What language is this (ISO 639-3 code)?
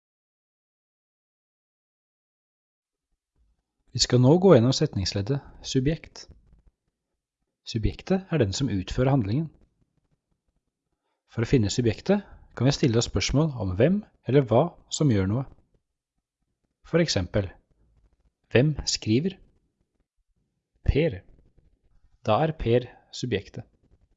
nor